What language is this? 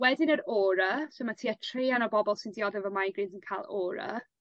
Welsh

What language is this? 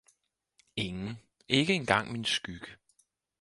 Danish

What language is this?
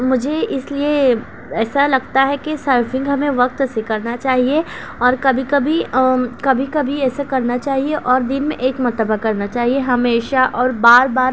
Urdu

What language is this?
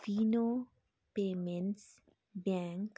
Nepali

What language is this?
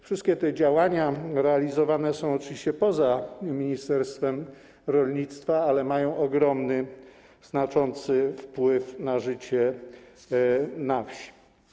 Polish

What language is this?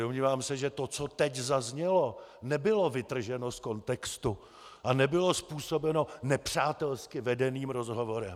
Czech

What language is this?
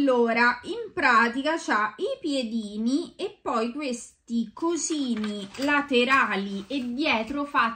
Italian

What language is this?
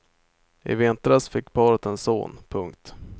Swedish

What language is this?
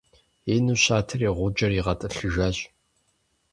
Kabardian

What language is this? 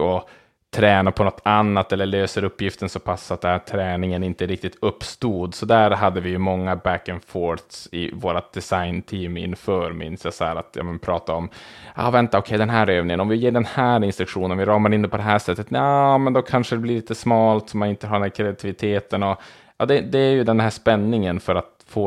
Swedish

